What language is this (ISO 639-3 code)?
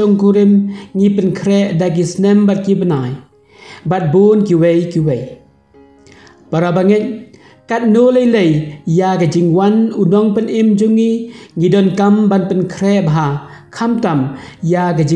tha